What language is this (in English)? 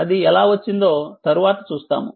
Telugu